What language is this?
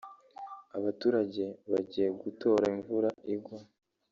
Kinyarwanda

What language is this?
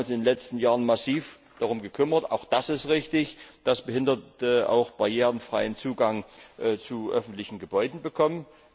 German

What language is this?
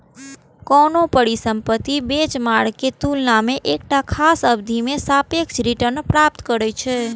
Maithili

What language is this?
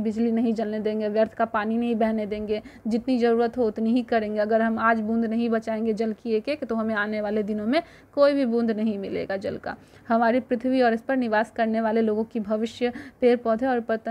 Hindi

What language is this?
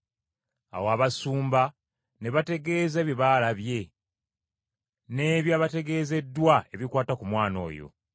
Ganda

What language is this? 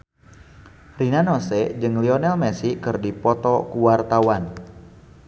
Sundanese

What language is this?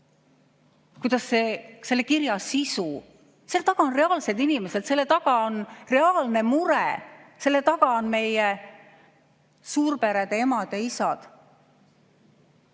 Estonian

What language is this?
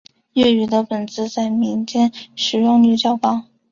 Chinese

